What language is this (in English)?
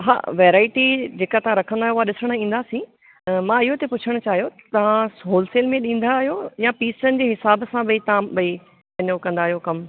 Sindhi